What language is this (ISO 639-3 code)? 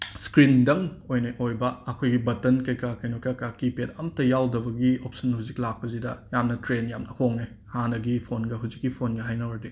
mni